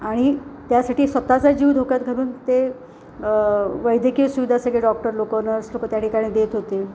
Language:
Marathi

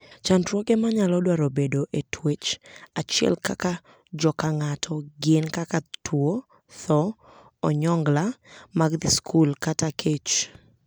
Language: Luo (Kenya and Tanzania)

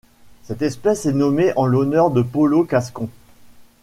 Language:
French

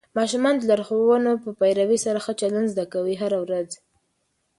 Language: Pashto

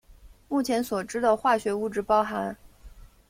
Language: Chinese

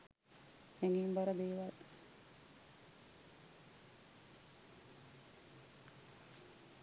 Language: Sinhala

